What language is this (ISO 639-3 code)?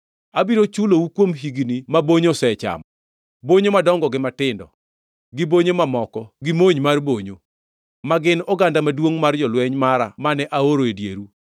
luo